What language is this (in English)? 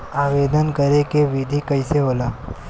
Bhojpuri